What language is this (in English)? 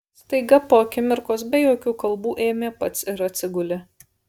Lithuanian